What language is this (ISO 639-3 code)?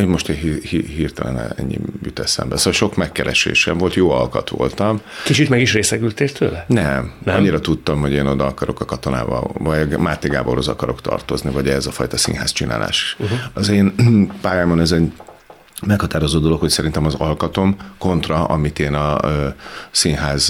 hun